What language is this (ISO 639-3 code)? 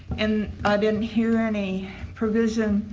eng